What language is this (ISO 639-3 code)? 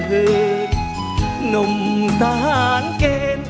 tha